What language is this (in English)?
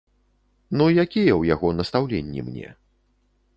Belarusian